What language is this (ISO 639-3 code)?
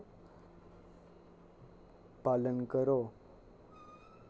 doi